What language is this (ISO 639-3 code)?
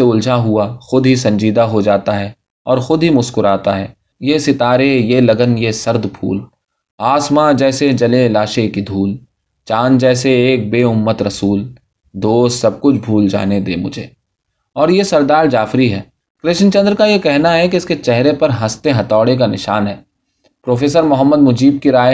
urd